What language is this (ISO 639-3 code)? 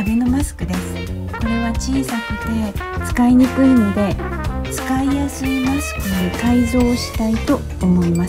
kor